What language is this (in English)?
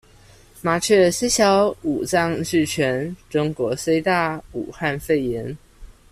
Chinese